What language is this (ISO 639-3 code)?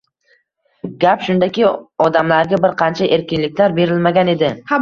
uzb